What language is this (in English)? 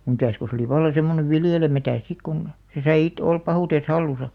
Finnish